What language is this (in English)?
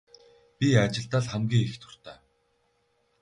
Mongolian